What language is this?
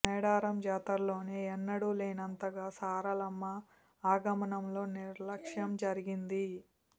Telugu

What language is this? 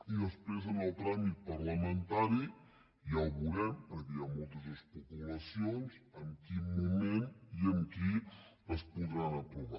Catalan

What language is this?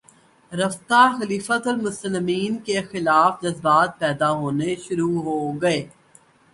Urdu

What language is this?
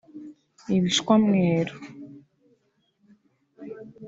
Kinyarwanda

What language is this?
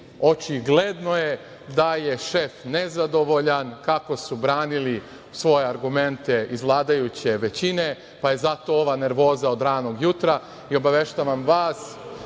Serbian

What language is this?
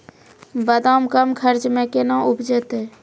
Maithili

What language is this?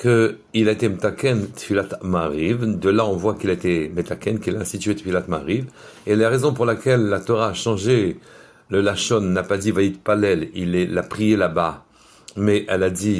French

